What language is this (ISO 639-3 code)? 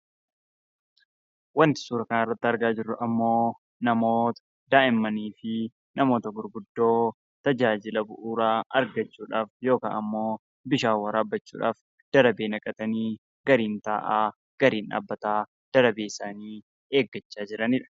orm